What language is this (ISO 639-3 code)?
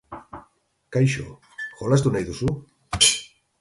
eus